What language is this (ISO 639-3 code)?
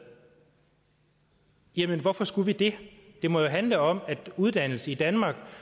dan